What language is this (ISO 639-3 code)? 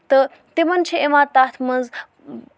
kas